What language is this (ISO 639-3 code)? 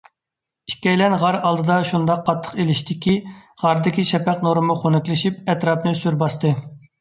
uig